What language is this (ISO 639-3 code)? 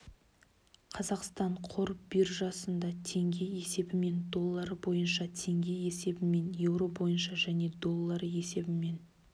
kaz